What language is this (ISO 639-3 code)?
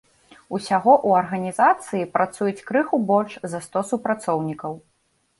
bel